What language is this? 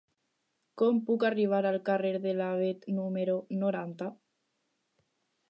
Catalan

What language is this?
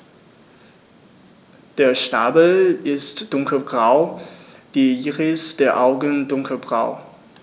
German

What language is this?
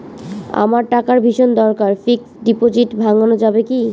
Bangla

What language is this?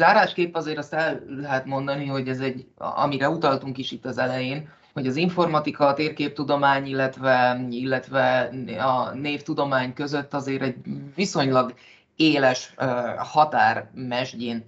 Hungarian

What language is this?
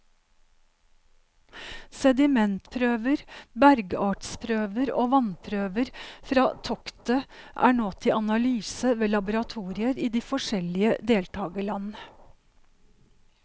Norwegian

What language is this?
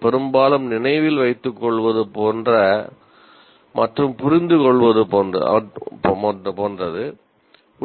Tamil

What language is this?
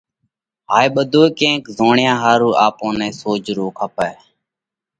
Parkari Koli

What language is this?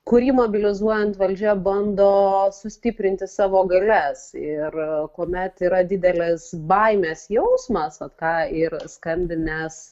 Lithuanian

